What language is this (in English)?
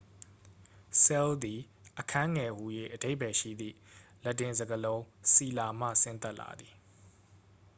Burmese